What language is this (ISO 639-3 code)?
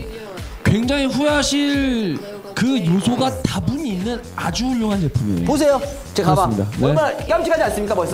kor